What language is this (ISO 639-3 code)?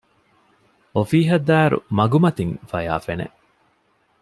div